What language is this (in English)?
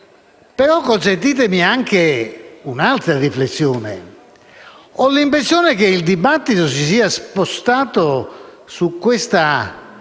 Italian